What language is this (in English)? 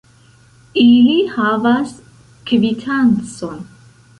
Esperanto